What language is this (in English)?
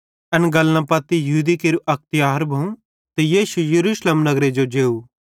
Bhadrawahi